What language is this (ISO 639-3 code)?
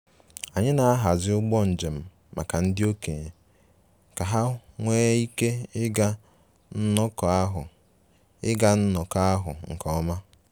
ibo